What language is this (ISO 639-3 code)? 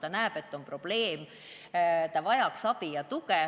est